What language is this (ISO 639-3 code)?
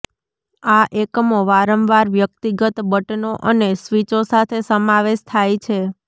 guj